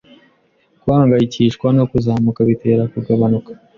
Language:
Kinyarwanda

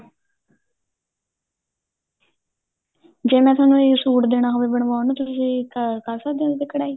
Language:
Punjabi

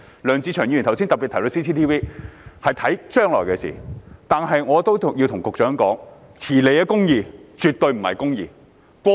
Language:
Cantonese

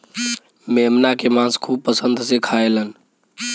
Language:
Bhojpuri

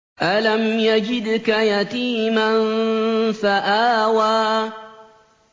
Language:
Arabic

